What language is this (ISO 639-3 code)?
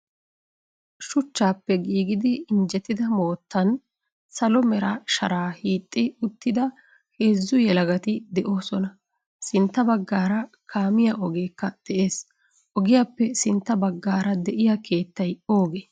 wal